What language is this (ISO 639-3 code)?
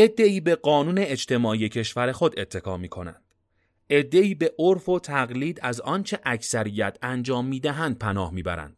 fas